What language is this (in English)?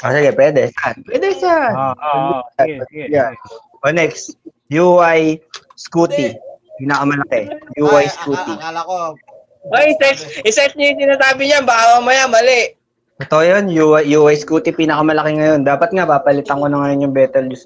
Filipino